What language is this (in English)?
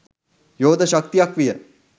Sinhala